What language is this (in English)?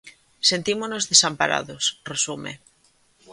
Galician